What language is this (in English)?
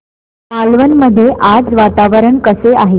Marathi